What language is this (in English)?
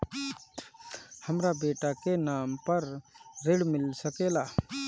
Bhojpuri